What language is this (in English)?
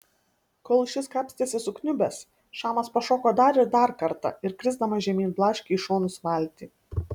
Lithuanian